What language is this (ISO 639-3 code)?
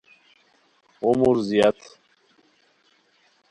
khw